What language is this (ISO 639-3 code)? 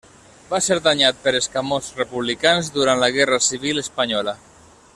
cat